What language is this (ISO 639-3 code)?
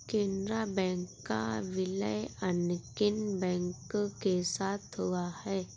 hin